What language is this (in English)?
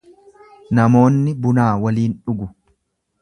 Oromo